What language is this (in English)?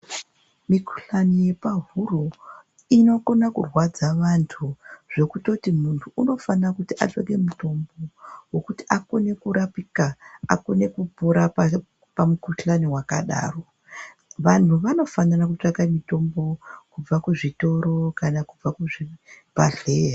Ndau